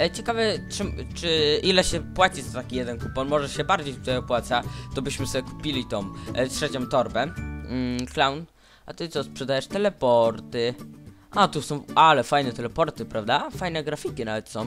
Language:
Polish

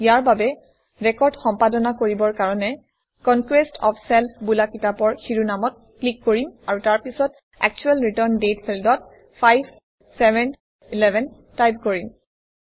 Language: Assamese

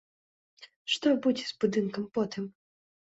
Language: Belarusian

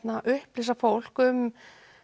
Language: Icelandic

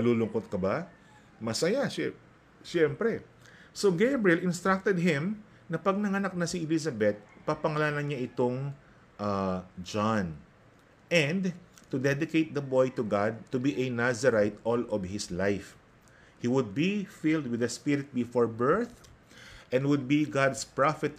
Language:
Filipino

